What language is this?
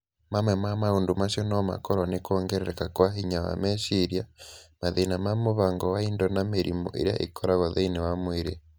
Kikuyu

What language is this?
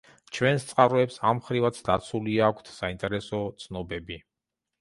Georgian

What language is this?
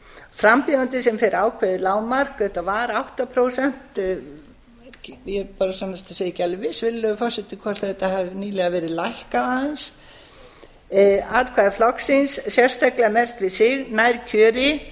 Icelandic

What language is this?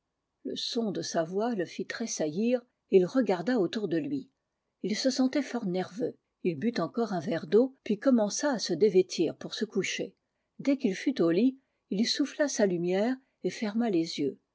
French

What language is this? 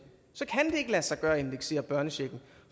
Danish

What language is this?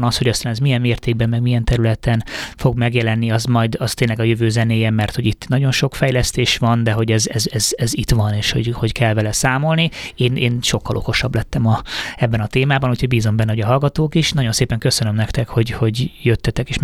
Hungarian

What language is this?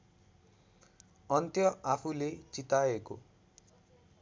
Nepali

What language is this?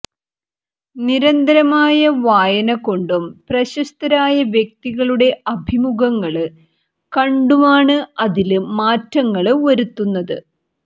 Malayalam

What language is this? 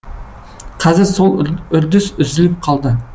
Kazakh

